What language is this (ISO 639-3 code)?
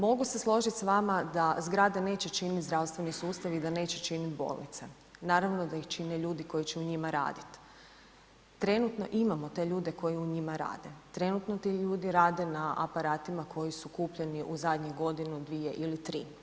hrv